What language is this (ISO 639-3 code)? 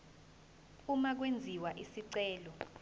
zul